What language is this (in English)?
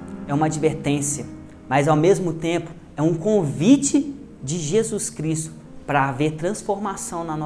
Portuguese